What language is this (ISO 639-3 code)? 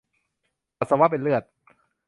tha